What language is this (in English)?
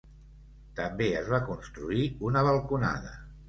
Catalan